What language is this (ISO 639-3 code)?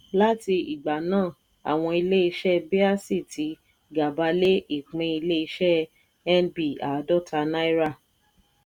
yor